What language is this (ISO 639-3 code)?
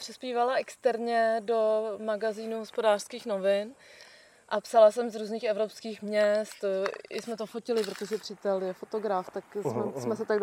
ces